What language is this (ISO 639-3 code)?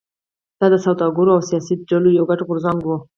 pus